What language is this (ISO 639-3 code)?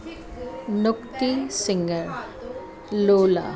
snd